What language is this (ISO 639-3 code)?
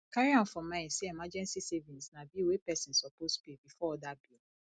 pcm